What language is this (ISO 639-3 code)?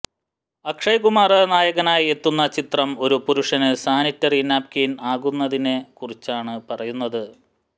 mal